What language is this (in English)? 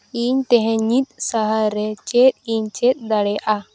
Santali